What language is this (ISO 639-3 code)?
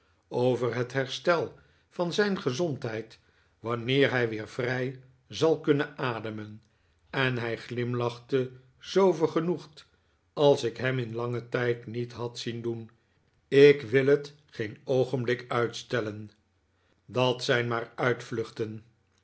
nld